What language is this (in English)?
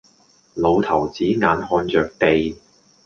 Cantonese